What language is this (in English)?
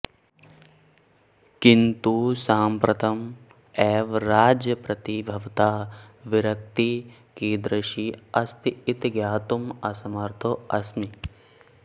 Sanskrit